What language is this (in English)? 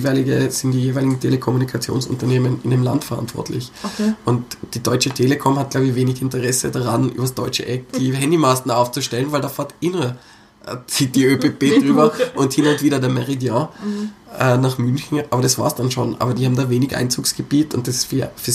German